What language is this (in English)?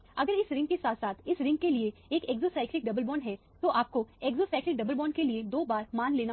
Hindi